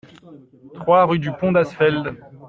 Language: French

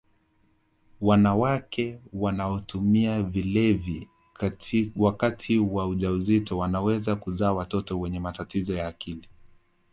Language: Swahili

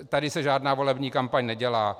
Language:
Czech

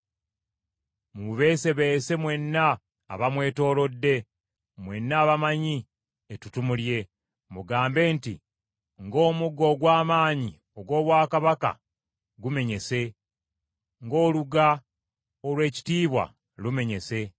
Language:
Ganda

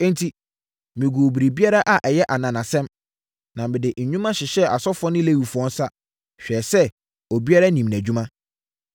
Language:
Akan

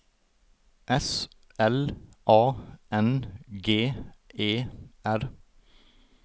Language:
Norwegian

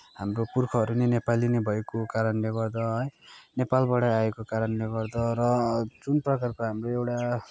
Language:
Nepali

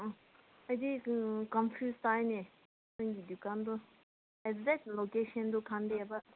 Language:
Manipuri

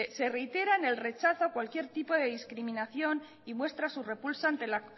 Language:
Spanish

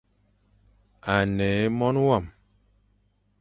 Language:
Fang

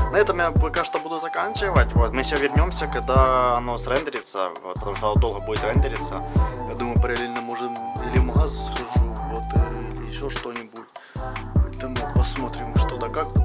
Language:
Russian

